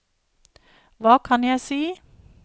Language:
Norwegian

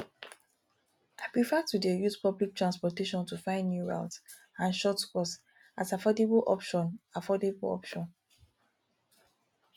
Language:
Nigerian Pidgin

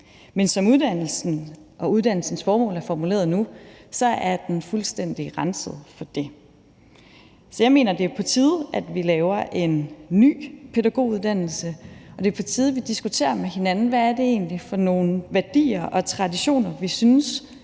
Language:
Danish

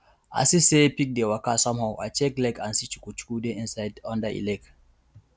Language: Nigerian Pidgin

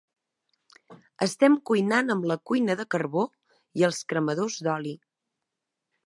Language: Catalan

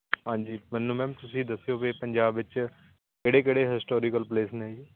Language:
Punjabi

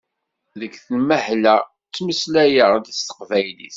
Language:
Kabyle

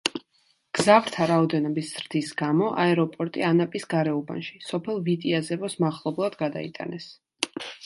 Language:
Georgian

